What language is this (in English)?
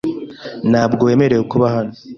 Kinyarwanda